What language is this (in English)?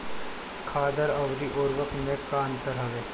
Bhojpuri